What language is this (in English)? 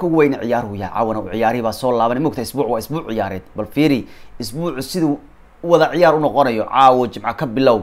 Arabic